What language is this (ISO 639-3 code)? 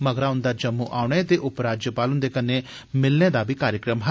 doi